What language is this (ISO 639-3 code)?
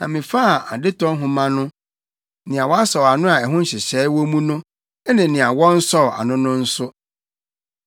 aka